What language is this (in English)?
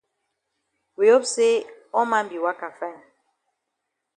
Cameroon Pidgin